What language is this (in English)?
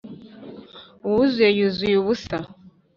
Kinyarwanda